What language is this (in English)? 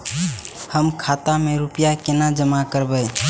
Maithili